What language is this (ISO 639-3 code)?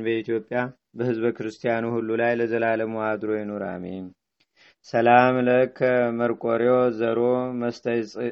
amh